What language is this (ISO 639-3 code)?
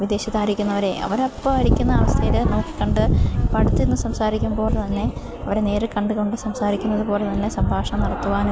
mal